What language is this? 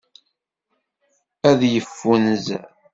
Kabyle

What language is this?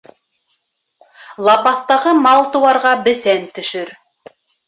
Bashkir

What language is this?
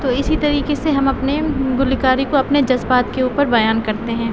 Urdu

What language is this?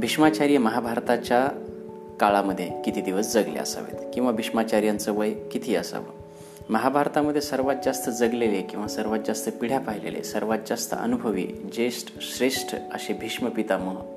Marathi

